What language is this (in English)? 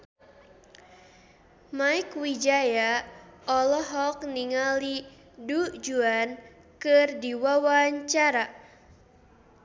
Sundanese